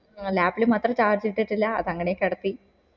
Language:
Malayalam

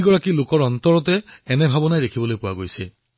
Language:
Assamese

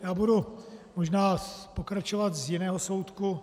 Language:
Czech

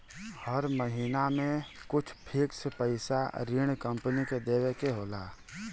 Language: Bhojpuri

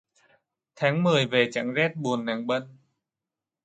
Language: Vietnamese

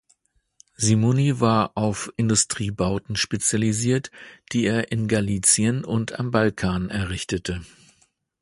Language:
German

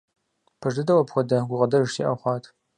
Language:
Kabardian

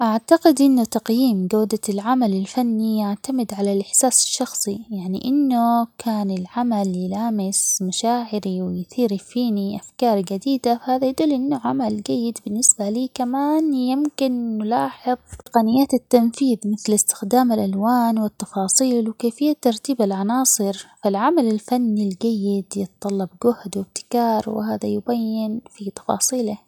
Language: Omani Arabic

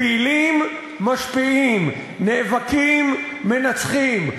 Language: Hebrew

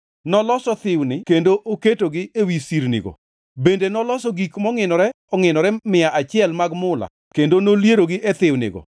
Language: Luo (Kenya and Tanzania)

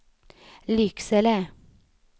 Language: Swedish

